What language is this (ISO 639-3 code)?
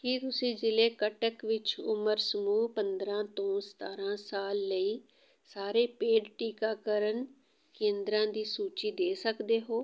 pan